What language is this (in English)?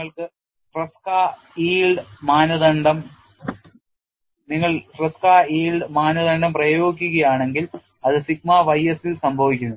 Malayalam